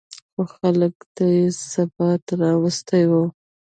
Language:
Pashto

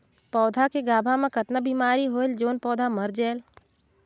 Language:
Chhattisgarhi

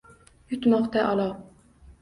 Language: Uzbek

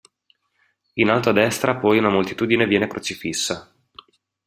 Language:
Italian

